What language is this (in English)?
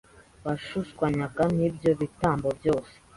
Kinyarwanda